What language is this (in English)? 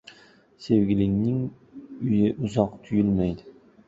Uzbek